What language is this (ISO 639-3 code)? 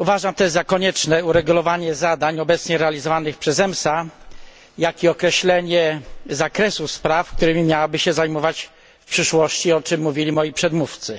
pol